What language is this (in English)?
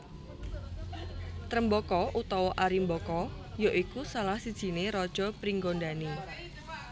Javanese